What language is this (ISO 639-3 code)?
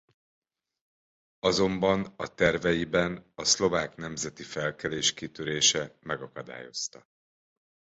hun